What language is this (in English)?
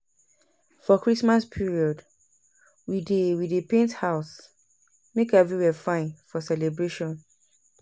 Nigerian Pidgin